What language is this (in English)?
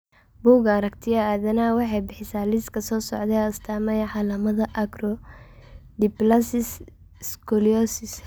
Somali